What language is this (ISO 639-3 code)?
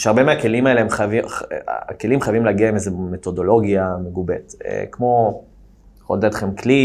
heb